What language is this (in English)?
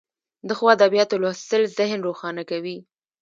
Pashto